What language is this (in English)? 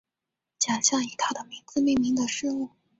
Chinese